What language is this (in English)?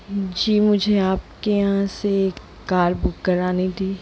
Hindi